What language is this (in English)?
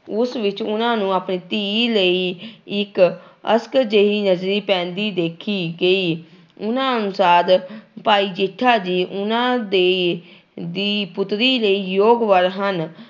Punjabi